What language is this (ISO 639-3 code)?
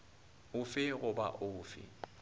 nso